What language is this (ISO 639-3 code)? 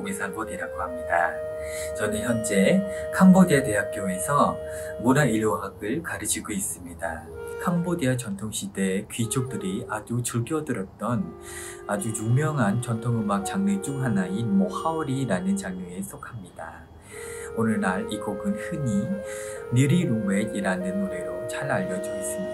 kor